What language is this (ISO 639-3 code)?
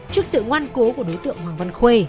vie